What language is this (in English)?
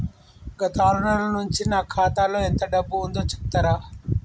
Telugu